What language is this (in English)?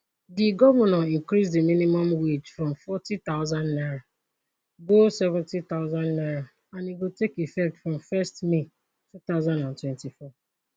Nigerian Pidgin